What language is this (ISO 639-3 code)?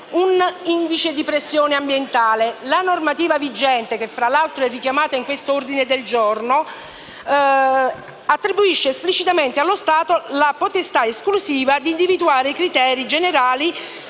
ita